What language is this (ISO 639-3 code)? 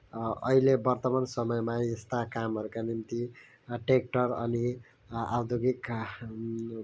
nep